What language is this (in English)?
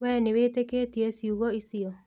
Kikuyu